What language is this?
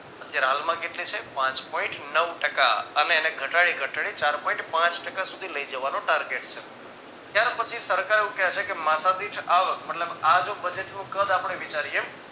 Gujarati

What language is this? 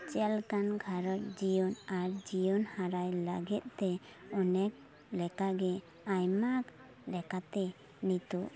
Santali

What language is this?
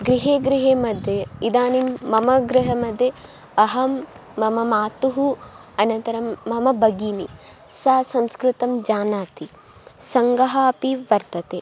Sanskrit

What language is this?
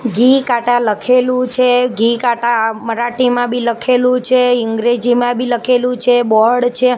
Gujarati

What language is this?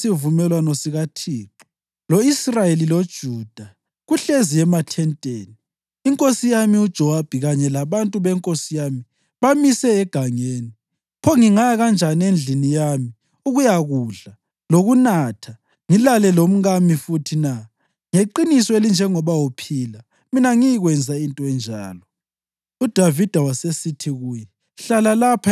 North Ndebele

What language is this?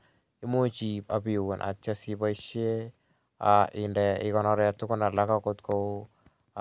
Kalenjin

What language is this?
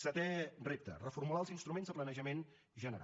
Catalan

